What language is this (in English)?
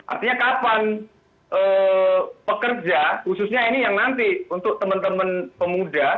Indonesian